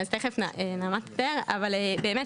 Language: Hebrew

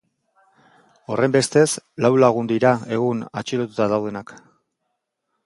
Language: Basque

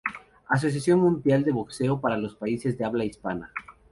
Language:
Spanish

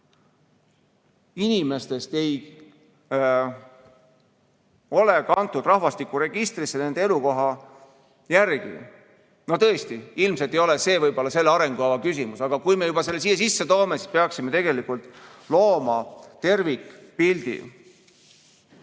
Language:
Estonian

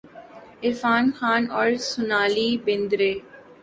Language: Urdu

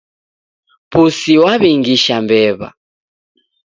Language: Taita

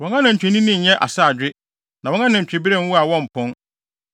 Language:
Akan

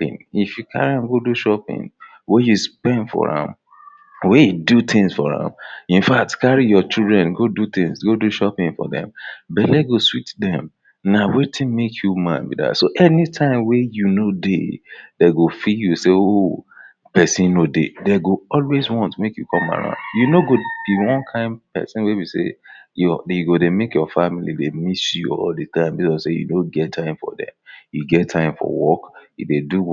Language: Nigerian Pidgin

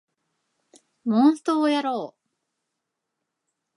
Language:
Japanese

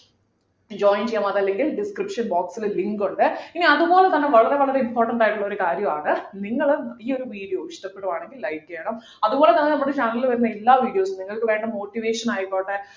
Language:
Malayalam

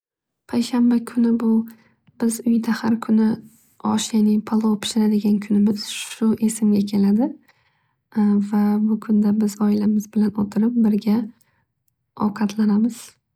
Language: Uzbek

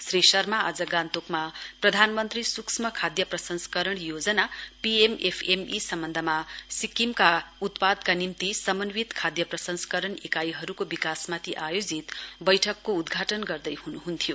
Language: Nepali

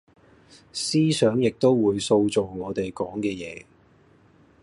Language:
Cantonese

